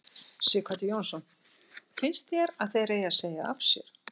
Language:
Icelandic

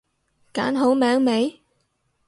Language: Cantonese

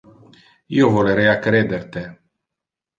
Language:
Interlingua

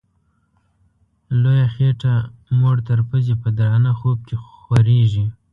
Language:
Pashto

